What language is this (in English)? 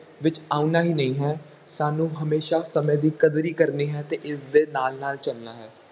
Punjabi